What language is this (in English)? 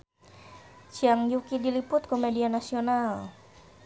Sundanese